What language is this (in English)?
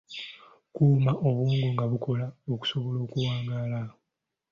Ganda